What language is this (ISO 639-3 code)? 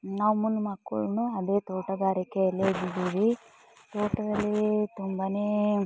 kan